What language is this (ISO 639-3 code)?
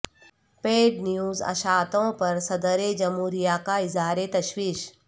urd